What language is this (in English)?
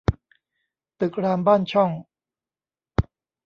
Thai